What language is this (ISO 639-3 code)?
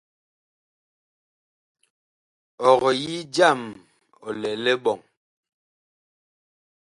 bkh